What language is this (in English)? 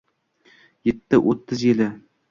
Uzbek